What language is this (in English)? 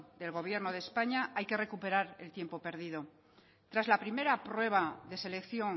Spanish